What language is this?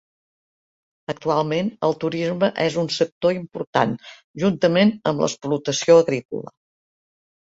Catalan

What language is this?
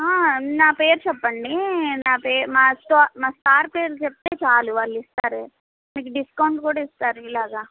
Telugu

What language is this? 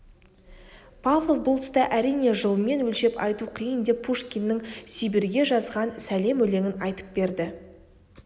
Kazakh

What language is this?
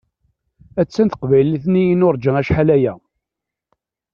Kabyle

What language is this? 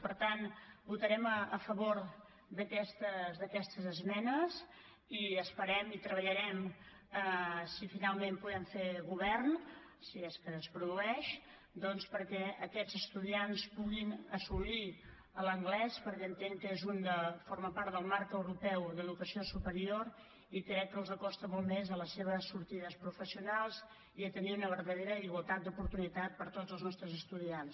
Catalan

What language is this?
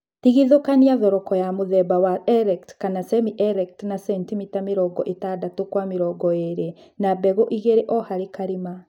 Kikuyu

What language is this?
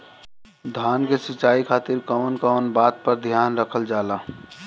Bhojpuri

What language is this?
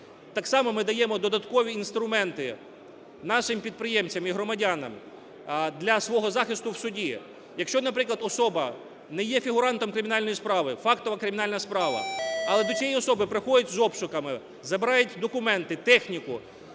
Ukrainian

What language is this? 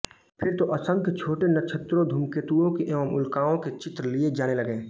Hindi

